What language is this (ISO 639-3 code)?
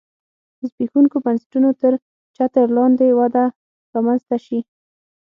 pus